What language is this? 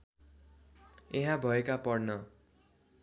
Nepali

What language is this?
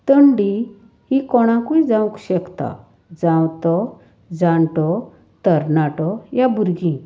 Konkani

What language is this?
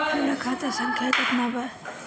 Bhojpuri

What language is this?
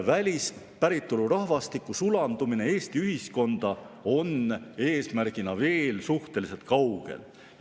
Estonian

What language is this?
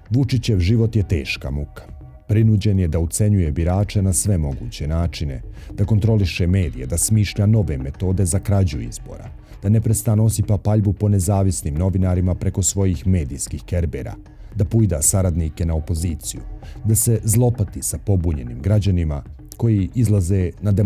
Croatian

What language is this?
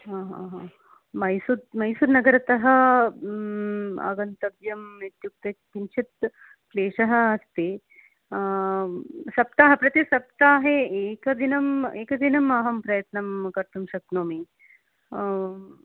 Sanskrit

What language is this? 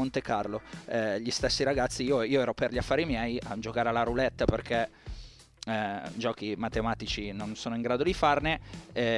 Italian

